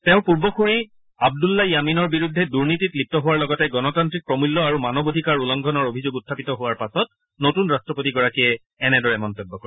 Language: Assamese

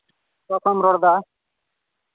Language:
Santali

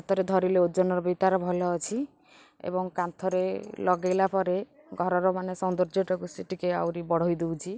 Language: Odia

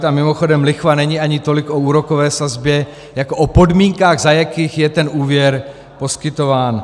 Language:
Czech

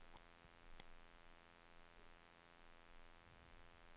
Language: Norwegian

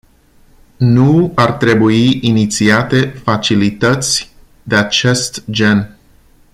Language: Romanian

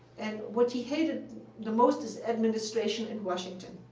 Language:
English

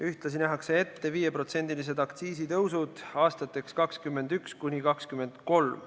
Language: Estonian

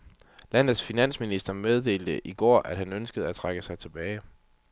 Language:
Danish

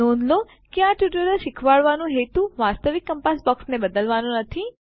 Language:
Gujarati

